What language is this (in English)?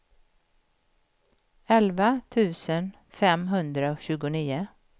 Swedish